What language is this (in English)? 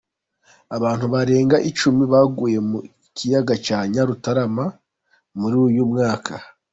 Kinyarwanda